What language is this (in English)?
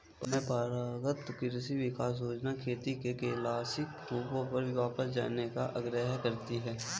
Hindi